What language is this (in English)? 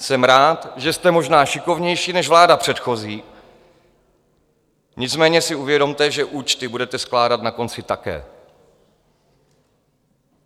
Czech